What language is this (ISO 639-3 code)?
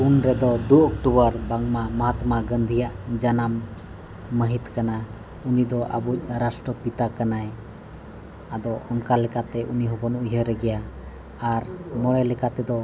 sat